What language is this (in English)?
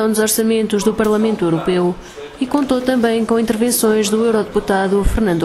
Portuguese